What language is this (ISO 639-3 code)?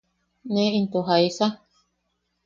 yaq